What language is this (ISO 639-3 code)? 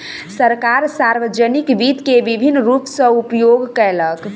mai